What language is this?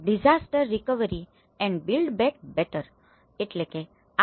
Gujarati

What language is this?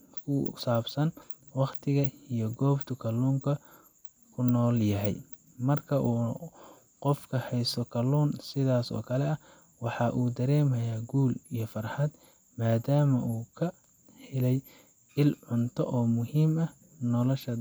Somali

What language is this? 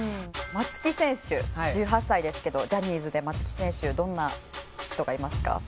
Japanese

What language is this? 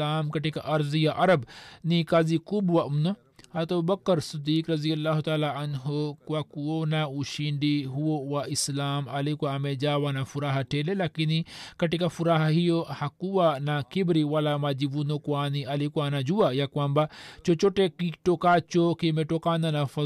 Swahili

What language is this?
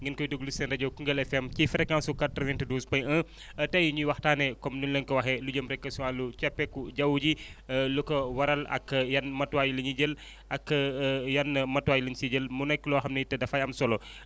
Wolof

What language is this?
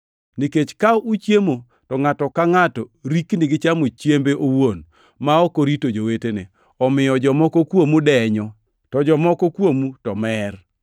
Luo (Kenya and Tanzania)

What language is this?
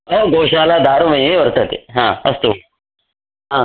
Sanskrit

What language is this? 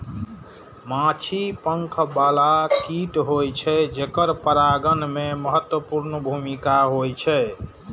Maithili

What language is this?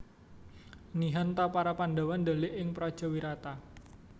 Javanese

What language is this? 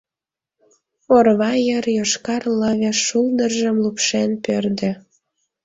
Mari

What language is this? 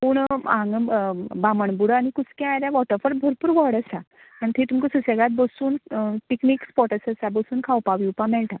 Konkani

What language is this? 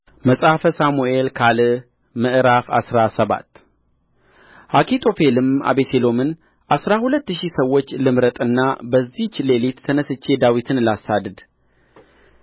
Amharic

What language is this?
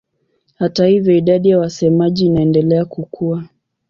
Swahili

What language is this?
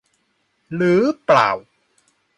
Thai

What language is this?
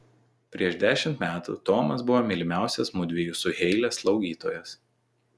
Lithuanian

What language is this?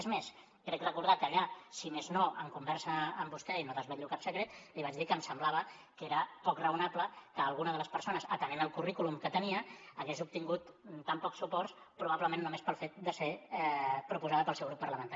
Catalan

